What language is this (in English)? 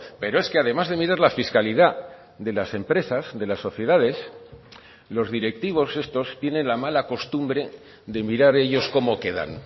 Spanish